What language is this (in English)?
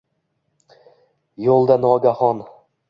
Uzbek